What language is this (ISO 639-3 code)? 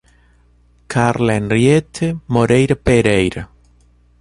por